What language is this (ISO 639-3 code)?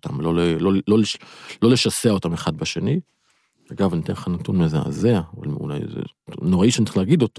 heb